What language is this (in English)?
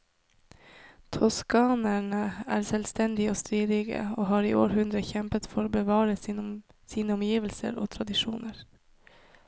Norwegian